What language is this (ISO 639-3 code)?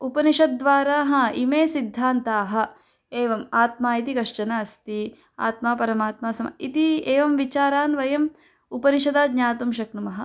san